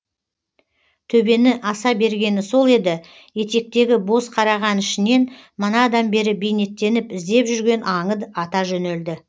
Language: Kazakh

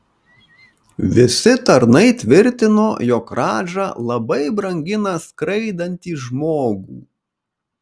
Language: Lithuanian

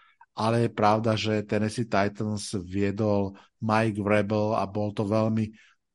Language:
Slovak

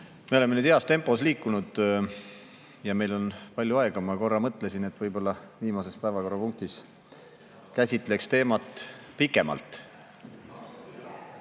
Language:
Estonian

